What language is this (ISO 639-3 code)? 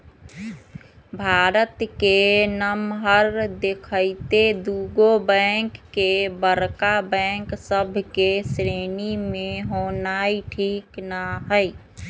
mag